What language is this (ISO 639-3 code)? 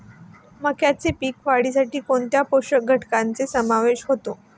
mar